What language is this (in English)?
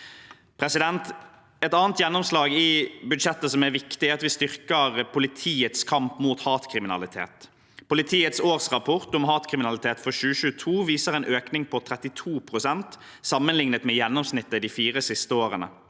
Norwegian